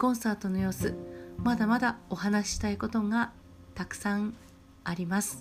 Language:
Japanese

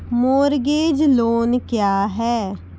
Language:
Maithili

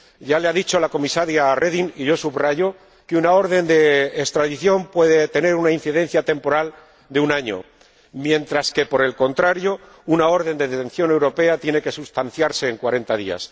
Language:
Spanish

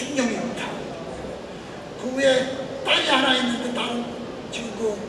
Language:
Korean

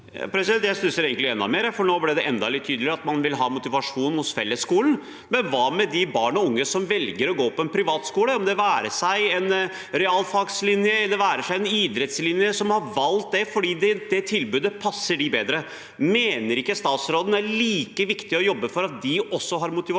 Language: Norwegian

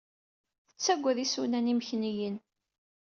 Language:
Kabyle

